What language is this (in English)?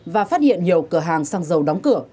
Vietnamese